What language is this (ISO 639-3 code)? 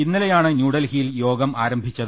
mal